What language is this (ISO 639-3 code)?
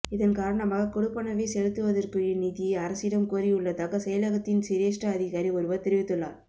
tam